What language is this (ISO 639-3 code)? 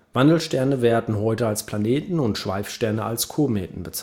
deu